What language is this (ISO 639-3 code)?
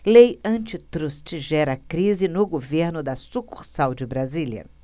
por